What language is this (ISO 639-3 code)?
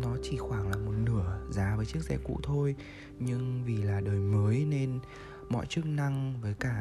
vie